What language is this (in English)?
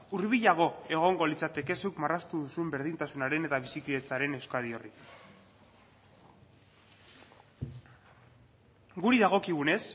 Basque